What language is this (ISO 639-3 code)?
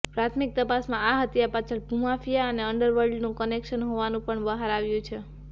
guj